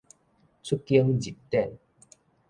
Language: Min Nan Chinese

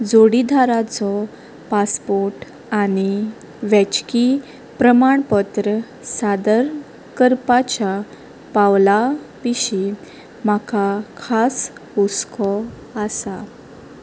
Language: Konkani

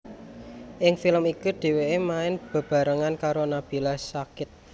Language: Javanese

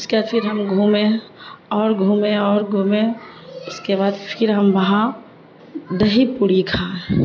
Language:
Urdu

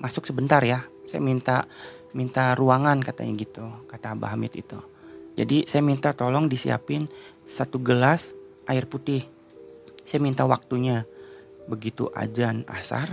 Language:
Indonesian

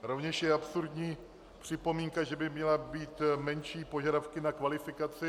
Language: Czech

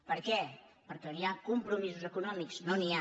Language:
Catalan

